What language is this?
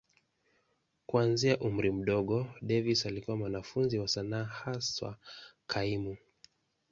Swahili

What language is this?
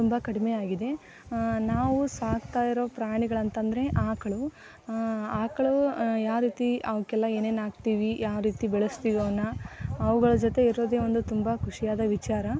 Kannada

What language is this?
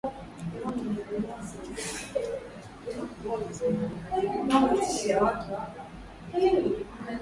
Swahili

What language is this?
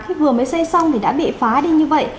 Vietnamese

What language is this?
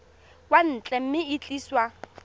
Tswana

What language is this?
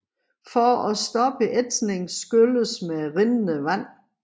Danish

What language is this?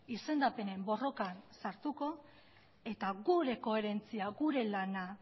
Basque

